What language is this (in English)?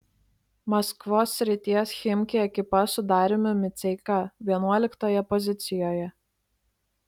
Lithuanian